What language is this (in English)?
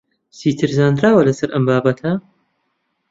Central Kurdish